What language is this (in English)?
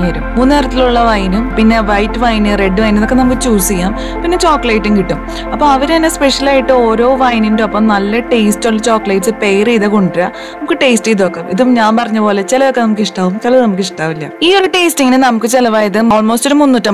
Malayalam